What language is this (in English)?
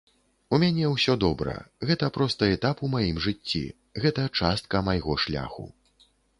Belarusian